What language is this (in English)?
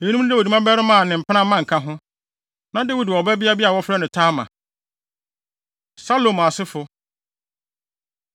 Akan